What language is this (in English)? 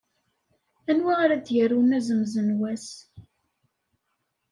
Kabyle